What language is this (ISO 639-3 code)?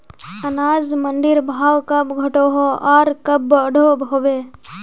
mag